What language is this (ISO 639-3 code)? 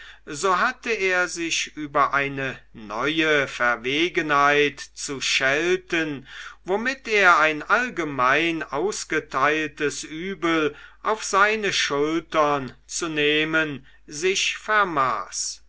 deu